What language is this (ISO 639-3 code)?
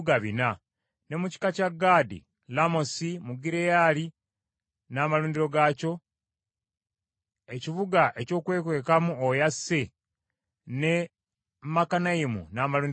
lug